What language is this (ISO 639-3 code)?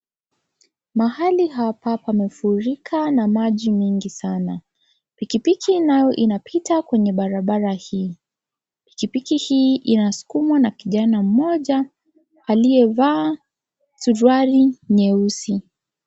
swa